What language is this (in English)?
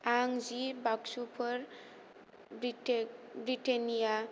Bodo